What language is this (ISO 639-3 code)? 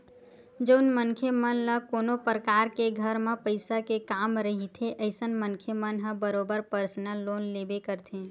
hne